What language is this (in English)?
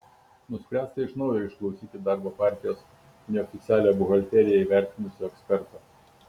Lithuanian